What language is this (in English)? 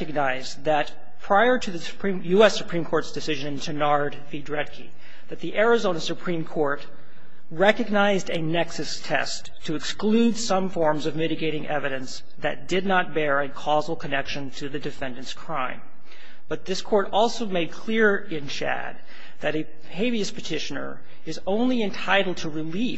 English